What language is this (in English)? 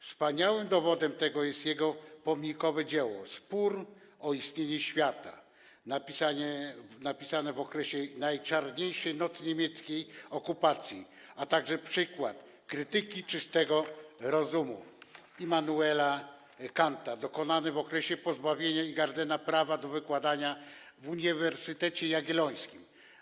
Polish